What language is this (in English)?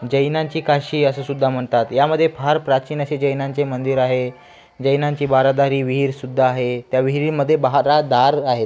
Marathi